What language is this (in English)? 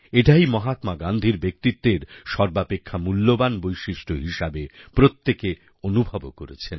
Bangla